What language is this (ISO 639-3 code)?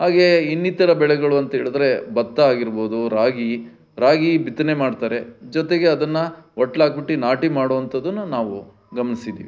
kan